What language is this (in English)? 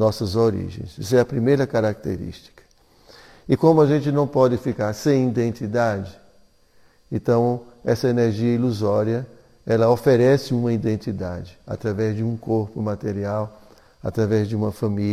Portuguese